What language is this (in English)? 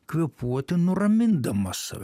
Lithuanian